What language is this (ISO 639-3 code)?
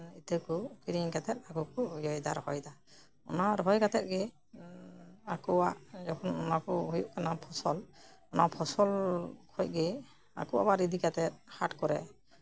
sat